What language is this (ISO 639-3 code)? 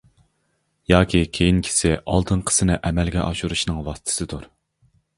uig